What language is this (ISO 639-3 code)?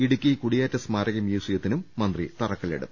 mal